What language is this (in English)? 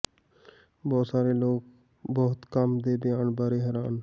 Punjabi